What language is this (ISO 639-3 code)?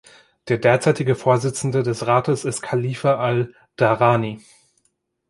deu